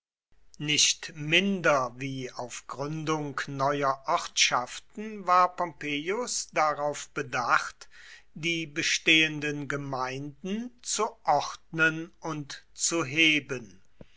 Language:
German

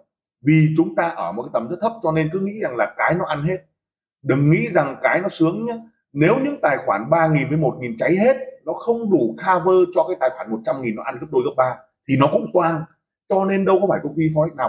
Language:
Vietnamese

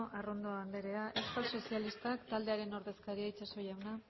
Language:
Basque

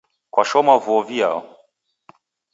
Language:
Taita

